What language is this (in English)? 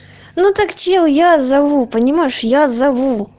Russian